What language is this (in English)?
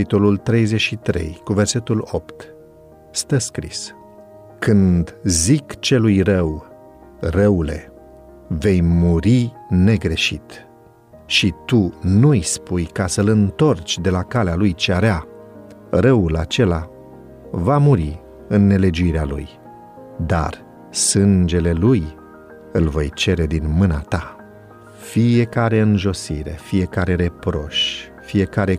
Romanian